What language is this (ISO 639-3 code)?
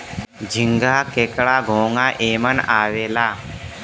bho